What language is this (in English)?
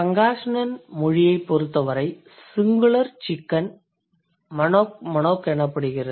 Tamil